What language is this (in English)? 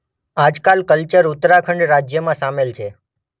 Gujarati